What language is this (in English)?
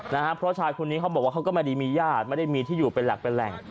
Thai